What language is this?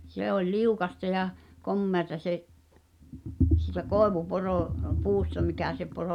Finnish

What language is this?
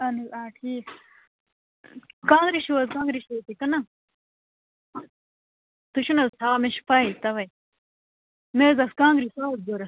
Kashmiri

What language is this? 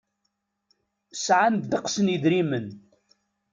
Kabyle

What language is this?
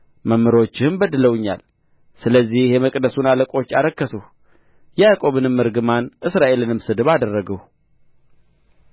Amharic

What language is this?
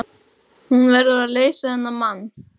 Icelandic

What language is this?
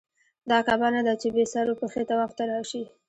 Pashto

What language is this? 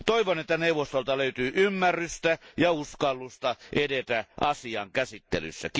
Finnish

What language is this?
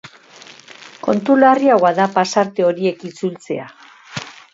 Basque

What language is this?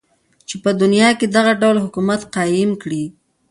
Pashto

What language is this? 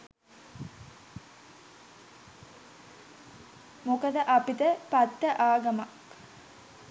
Sinhala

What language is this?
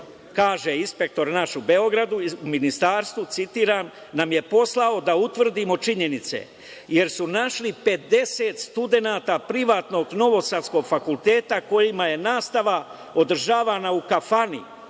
Serbian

